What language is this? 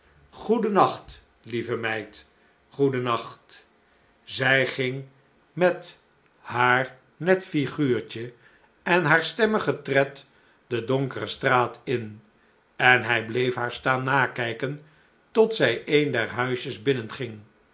Dutch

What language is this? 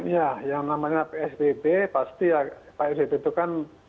Indonesian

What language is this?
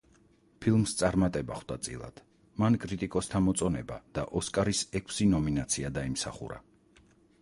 Georgian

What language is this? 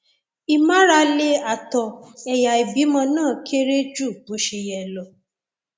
Yoruba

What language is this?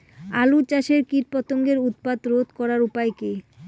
Bangla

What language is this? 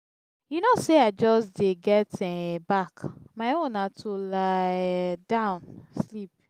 Nigerian Pidgin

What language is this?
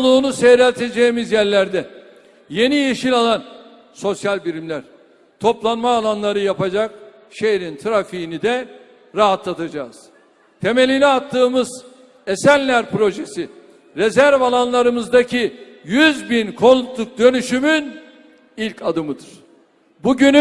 Turkish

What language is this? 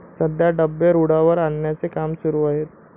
Marathi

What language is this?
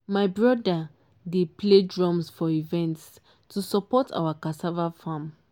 Nigerian Pidgin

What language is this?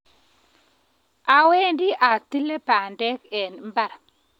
Kalenjin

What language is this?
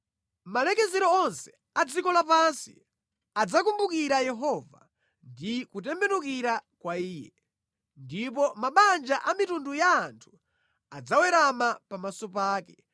Nyanja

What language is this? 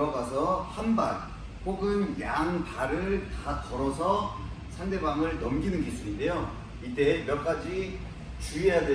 Korean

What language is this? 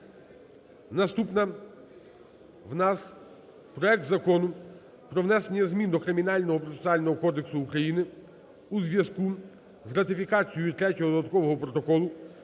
Ukrainian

